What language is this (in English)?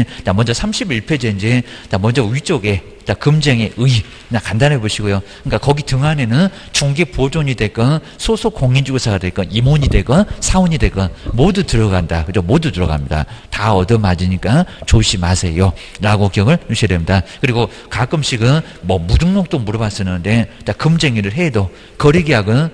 Korean